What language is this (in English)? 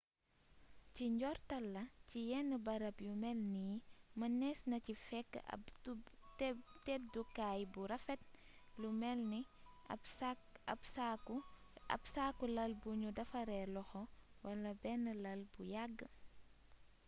Wolof